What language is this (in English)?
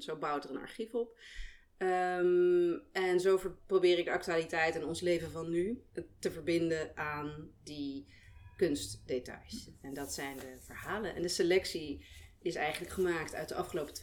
Dutch